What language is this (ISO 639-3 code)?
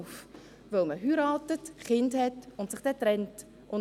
gsw